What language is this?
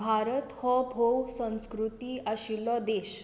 Konkani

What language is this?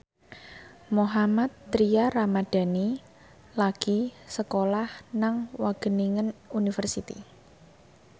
Javanese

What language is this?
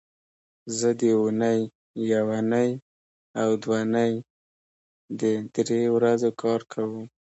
Pashto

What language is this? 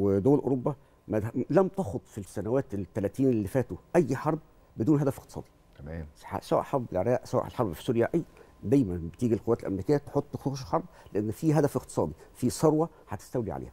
Arabic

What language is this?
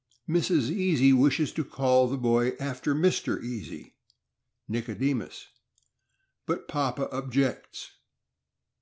English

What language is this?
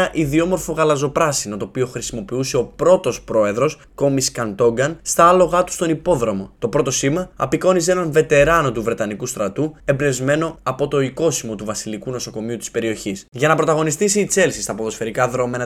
Greek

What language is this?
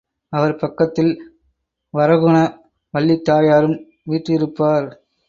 Tamil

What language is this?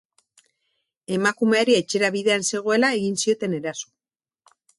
Basque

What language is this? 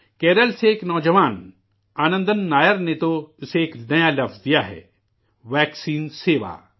Urdu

